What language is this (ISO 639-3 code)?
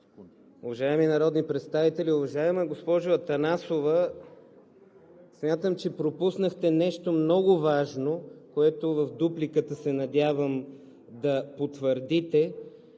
bul